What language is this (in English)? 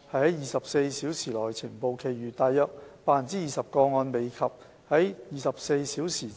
Cantonese